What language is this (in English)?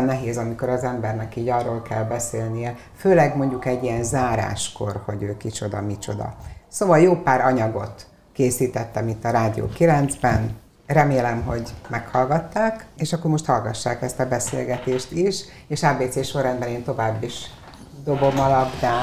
Hungarian